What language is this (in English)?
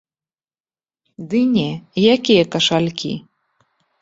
Belarusian